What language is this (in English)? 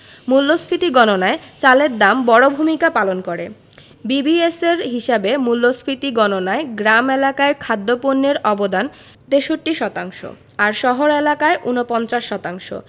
Bangla